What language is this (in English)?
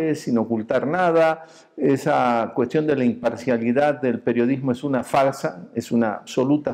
Spanish